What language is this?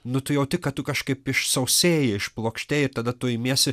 Lithuanian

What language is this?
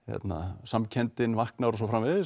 Icelandic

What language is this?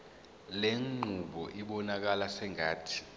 Zulu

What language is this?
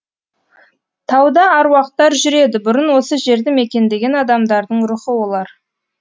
Kazakh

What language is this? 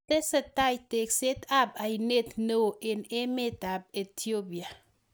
Kalenjin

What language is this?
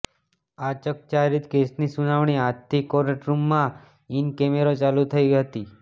Gujarati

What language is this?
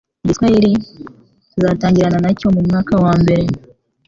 Kinyarwanda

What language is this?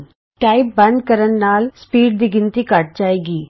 Punjabi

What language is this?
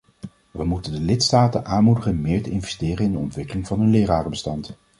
Dutch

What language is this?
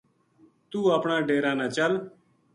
Gujari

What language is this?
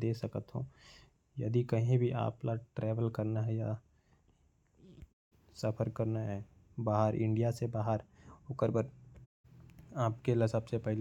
Korwa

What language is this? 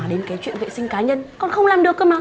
Vietnamese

